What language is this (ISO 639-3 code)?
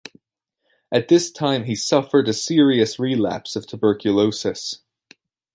eng